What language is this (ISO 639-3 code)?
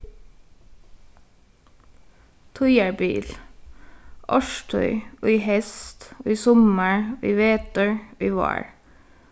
fao